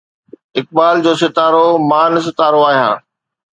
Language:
Sindhi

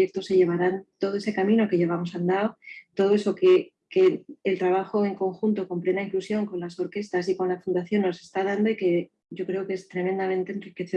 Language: Spanish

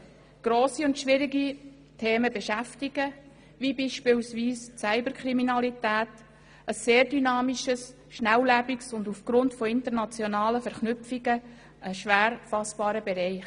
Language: Swiss German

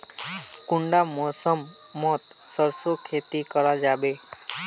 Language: Magahi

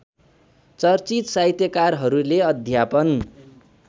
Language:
Nepali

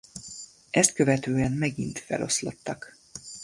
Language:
Hungarian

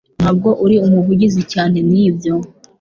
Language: Kinyarwanda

